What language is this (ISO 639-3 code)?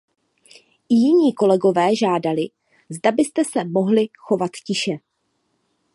ces